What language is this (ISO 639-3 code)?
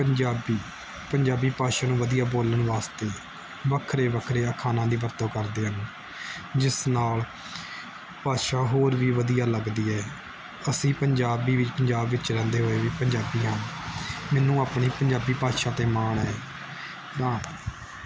pan